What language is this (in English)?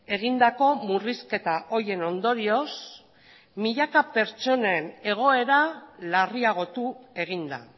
Basque